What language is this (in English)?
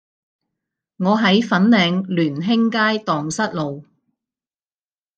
Cantonese